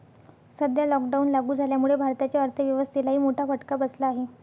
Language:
Marathi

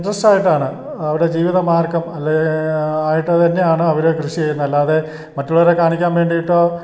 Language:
Malayalam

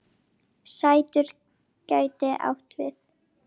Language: Icelandic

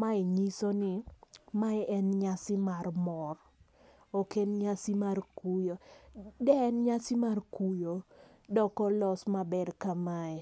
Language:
Luo (Kenya and Tanzania)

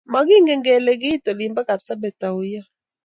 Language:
Kalenjin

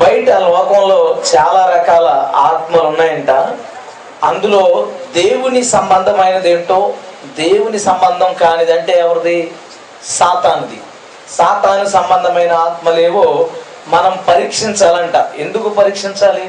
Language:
Telugu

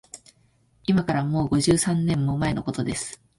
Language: Japanese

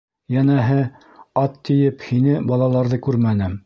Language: Bashkir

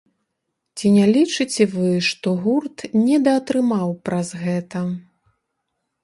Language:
Belarusian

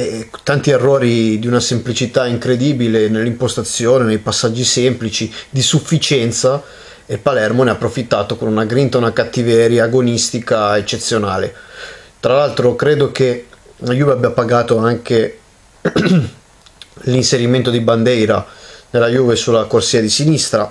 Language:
Italian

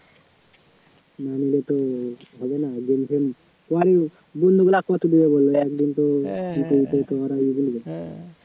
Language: Bangla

